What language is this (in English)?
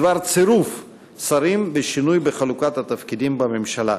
Hebrew